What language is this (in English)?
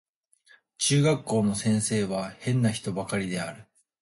Japanese